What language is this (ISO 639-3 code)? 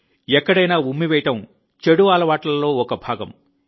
tel